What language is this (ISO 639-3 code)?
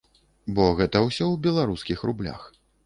bel